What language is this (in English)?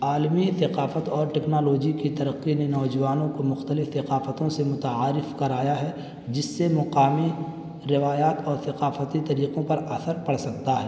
Urdu